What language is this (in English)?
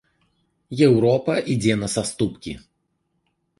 Belarusian